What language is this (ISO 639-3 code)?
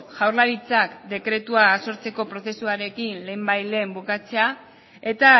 eus